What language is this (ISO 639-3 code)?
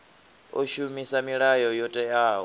ven